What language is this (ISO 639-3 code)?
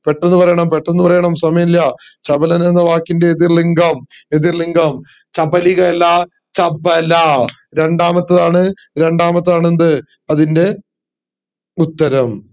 mal